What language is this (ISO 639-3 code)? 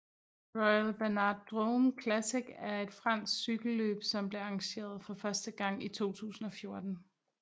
dan